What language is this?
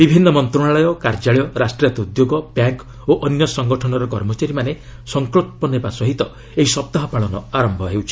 Odia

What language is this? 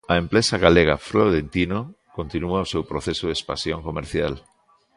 Galician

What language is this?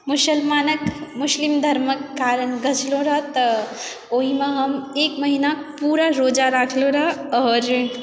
Maithili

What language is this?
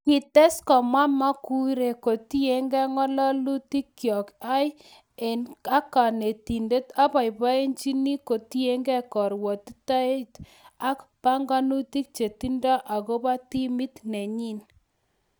Kalenjin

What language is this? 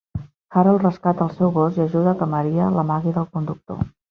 Catalan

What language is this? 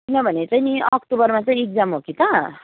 Nepali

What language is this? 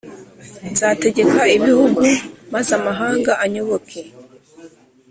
Kinyarwanda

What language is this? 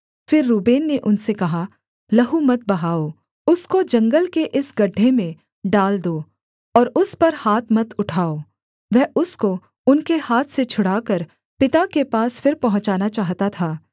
Hindi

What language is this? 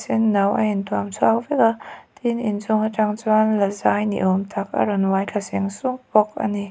Mizo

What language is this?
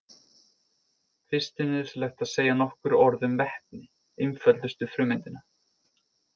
Icelandic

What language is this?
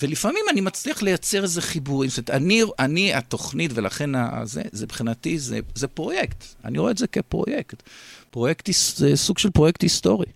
Hebrew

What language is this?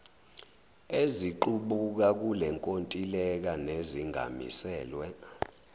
Zulu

